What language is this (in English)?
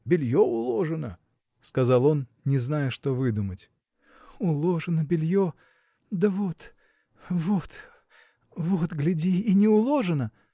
Russian